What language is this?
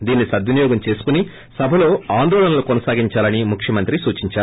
Telugu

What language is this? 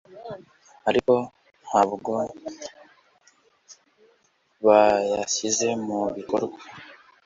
Kinyarwanda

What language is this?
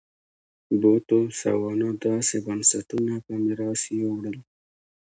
Pashto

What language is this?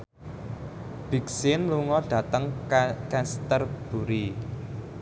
Javanese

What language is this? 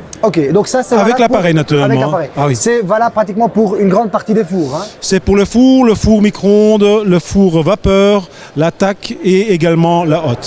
French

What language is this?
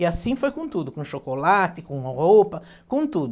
Portuguese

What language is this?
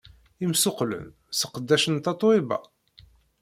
Kabyle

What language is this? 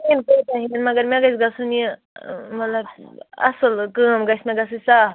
Kashmiri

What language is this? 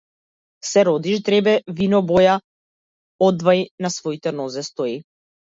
Macedonian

